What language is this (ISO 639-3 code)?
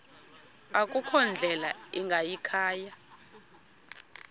xho